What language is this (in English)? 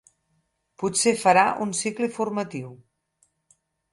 Catalan